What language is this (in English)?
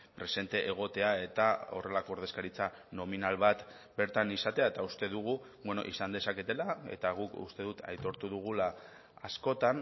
Basque